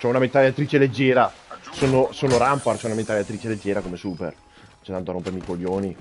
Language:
Italian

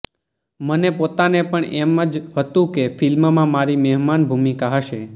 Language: Gujarati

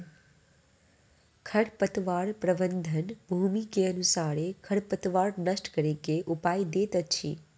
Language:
Maithili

